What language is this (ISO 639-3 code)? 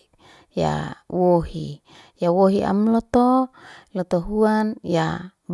ste